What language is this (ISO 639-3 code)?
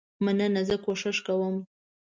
pus